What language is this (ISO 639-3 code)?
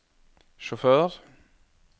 nor